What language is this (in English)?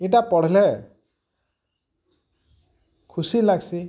Odia